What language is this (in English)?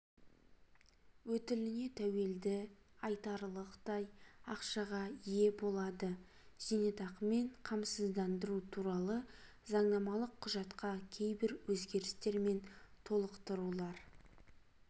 Kazakh